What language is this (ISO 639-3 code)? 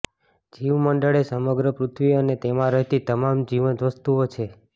guj